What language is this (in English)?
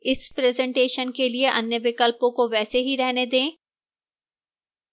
Hindi